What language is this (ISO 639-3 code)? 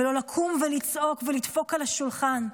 heb